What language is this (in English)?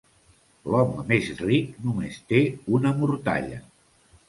Catalan